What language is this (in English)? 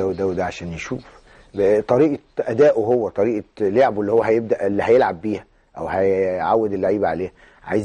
Arabic